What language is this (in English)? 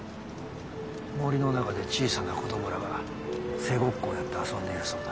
Japanese